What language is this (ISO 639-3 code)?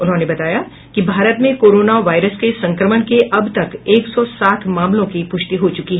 hin